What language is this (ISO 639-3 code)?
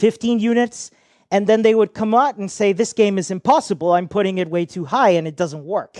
eng